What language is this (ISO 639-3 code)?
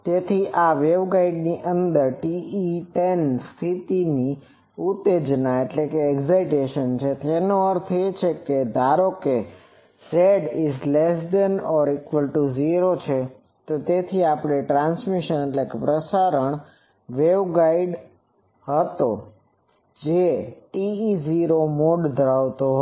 guj